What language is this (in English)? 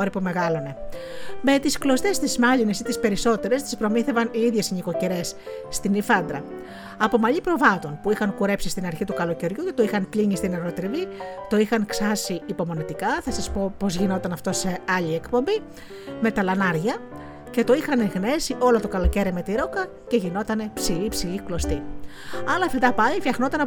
Greek